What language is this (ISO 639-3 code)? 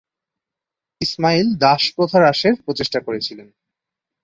ben